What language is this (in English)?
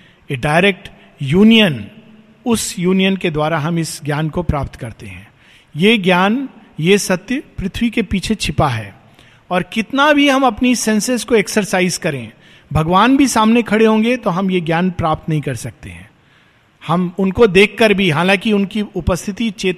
Hindi